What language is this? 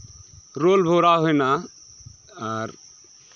Santali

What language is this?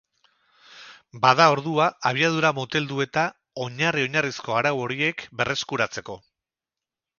Basque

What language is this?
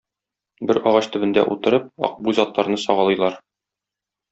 Tatar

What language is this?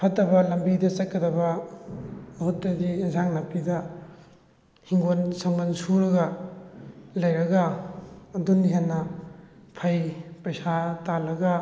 Manipuri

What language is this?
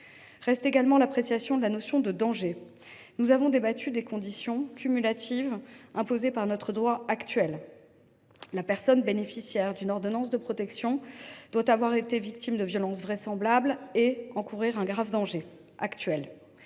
French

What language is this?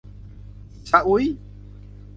Thai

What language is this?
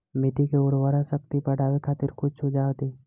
Bhojpuri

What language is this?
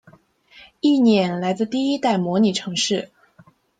Chinese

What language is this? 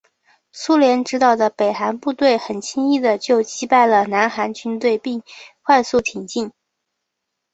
Chinese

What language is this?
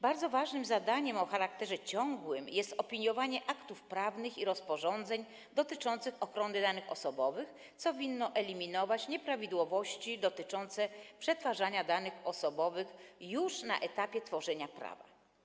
Polish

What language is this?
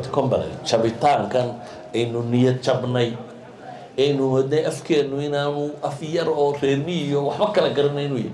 Arabic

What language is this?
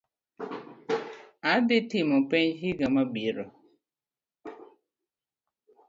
Luo (Kenya and Tanzania)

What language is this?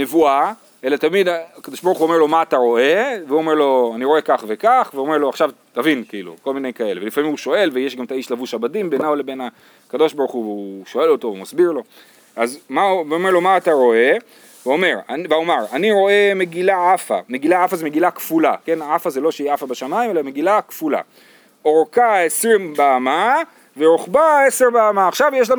Hebrew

